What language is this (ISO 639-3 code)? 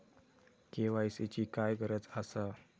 mar